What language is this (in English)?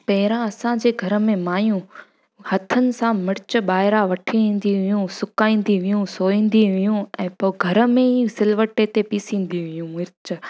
Sindhi